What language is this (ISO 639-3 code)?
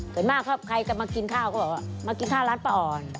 tha